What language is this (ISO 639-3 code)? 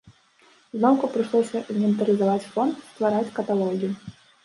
bel